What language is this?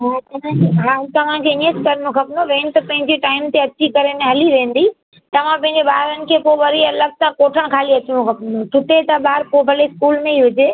Sindhi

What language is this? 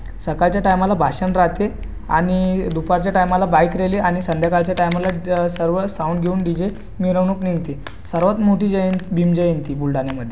Marathi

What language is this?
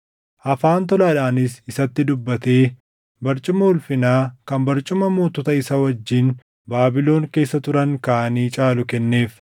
Oromo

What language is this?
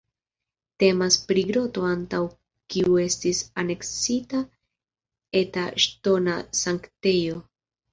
Esperanto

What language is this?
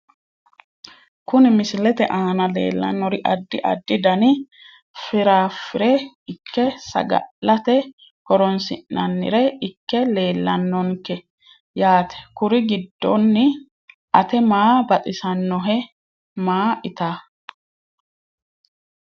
Sidamo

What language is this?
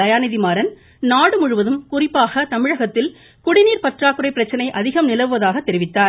Tamil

